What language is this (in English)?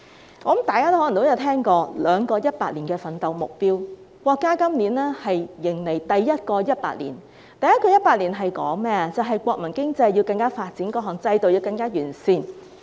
Cantonese